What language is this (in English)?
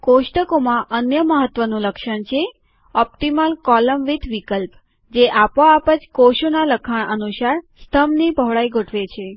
Gujarati